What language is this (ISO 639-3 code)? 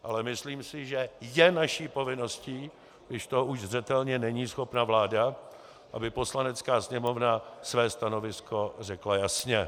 ces